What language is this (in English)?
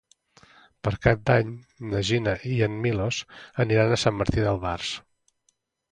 Catalan